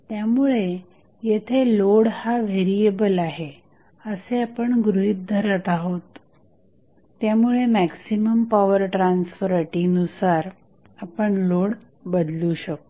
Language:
Marathi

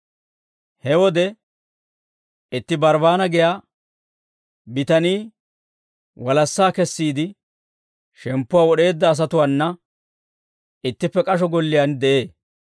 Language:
Dawro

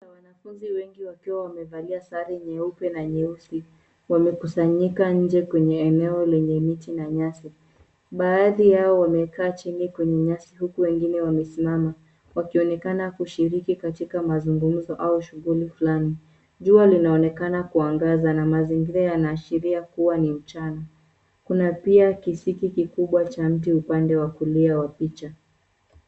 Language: Swahili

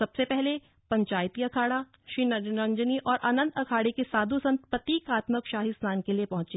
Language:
Hindi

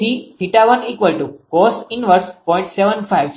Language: Gujarati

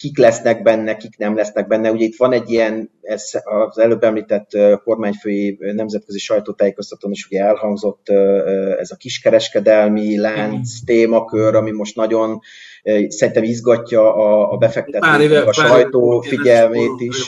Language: Hungarian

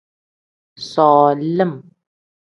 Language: Tem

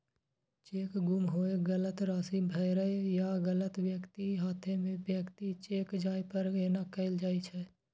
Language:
Maithili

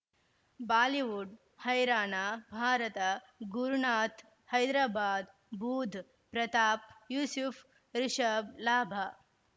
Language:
Kannada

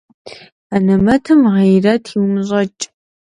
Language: Kabardian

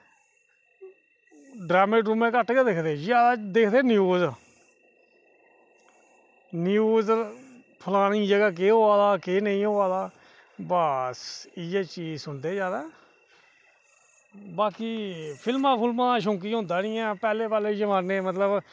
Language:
Dogri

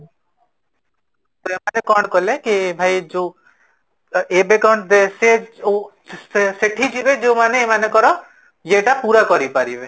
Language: Odia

